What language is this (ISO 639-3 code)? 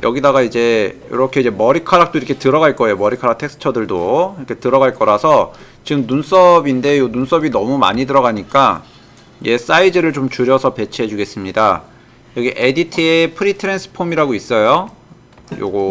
kor